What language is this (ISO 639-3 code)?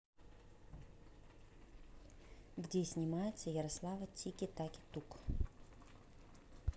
rus